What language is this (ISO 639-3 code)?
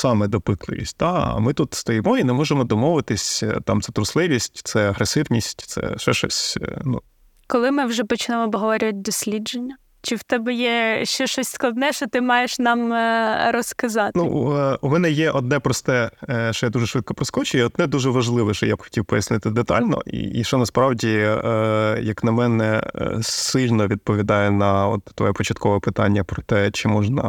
ukr